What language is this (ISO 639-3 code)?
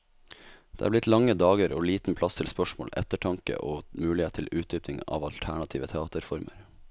nor